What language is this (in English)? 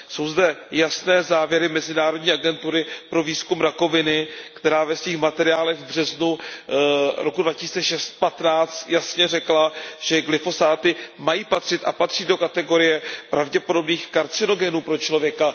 Czech